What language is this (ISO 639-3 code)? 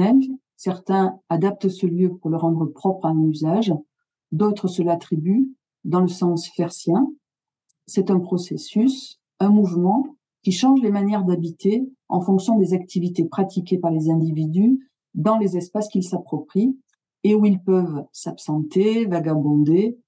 fra